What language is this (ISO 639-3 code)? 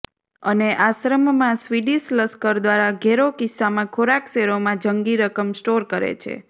guj